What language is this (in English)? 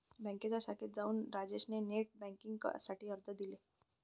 Marathi